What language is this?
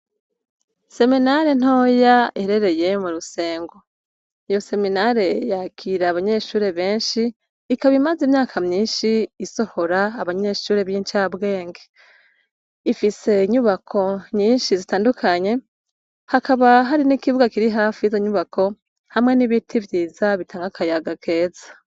Rundi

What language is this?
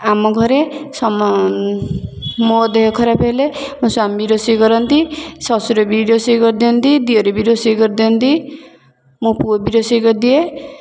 Odia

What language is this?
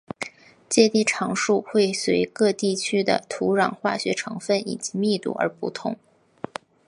Chinese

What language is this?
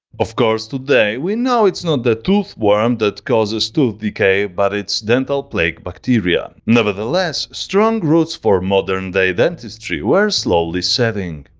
English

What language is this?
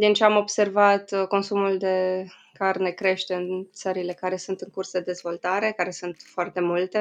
Romanian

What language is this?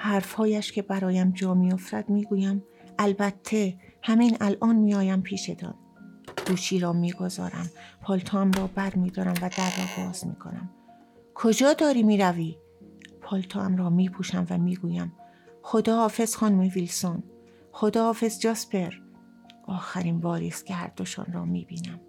Persian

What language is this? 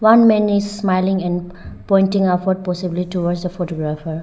English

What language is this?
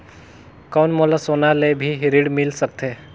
Chhattisgarhi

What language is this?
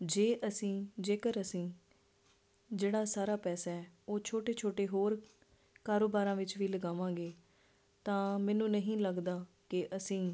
Punjabi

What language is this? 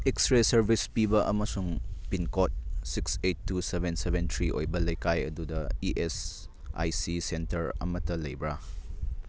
Manipuri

